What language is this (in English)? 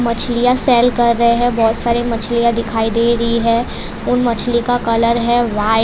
Hindi